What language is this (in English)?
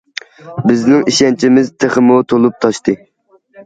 Uyghur